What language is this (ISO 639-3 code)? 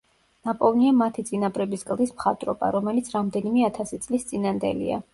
kat